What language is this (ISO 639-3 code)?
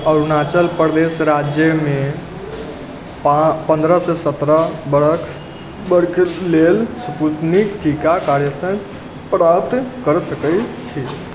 mai